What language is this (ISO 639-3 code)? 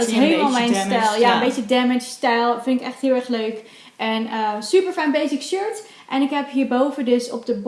nld